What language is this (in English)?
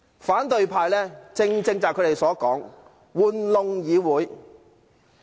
Cantonese